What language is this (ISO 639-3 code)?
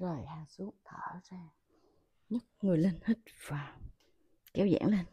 vie